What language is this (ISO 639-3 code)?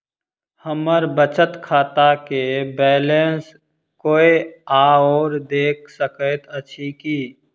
mai